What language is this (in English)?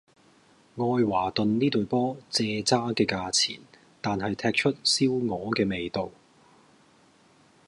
Cantonese